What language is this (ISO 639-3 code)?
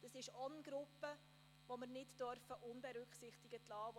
gsw